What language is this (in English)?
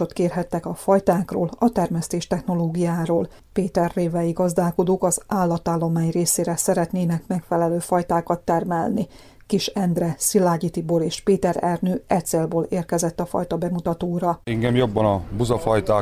Hungarian